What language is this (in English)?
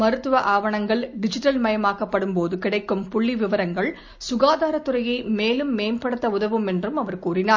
Tamil